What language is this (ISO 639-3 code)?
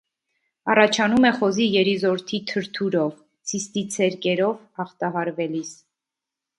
hye